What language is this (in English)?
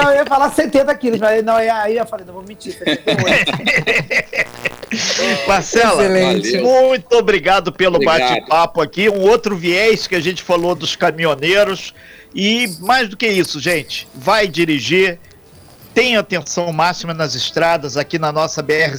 Portuguese